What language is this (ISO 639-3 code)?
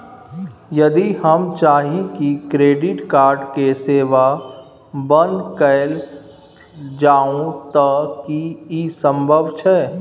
mai